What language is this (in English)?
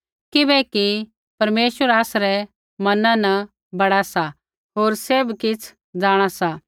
Kullu Pahari